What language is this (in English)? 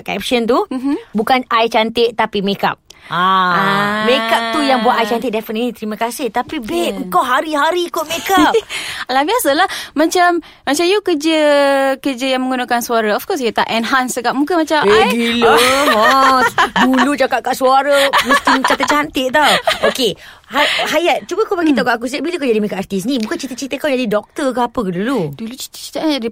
Malay